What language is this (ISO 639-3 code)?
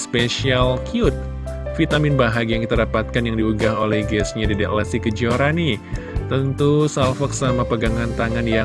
ind